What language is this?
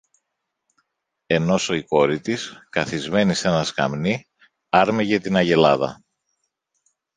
Greek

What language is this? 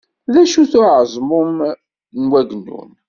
Kabyle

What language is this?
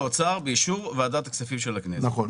Hebrew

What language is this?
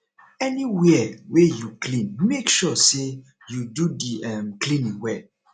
Nigerian Pidgin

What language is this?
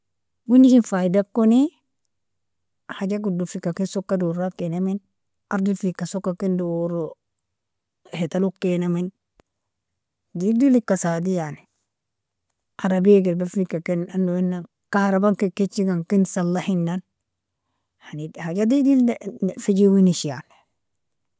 Nobiin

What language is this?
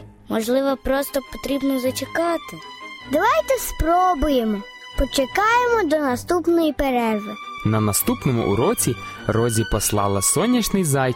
Ukrainian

